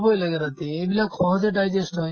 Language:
Assamese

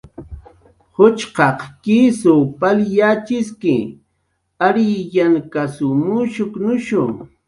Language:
Jaqaru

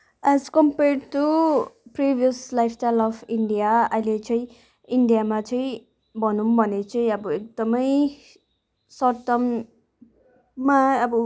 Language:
Nepali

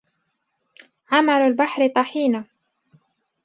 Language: Arabic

